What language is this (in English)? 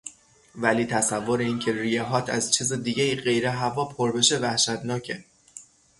Persian